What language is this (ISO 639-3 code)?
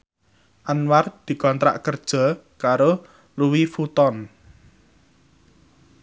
jav